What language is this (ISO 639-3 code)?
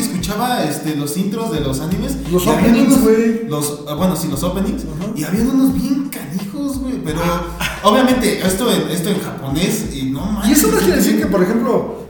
spa